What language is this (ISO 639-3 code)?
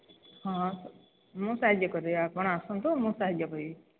ori